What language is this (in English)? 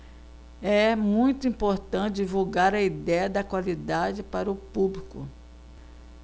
Portuguese